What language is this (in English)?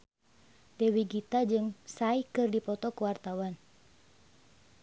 Sundanese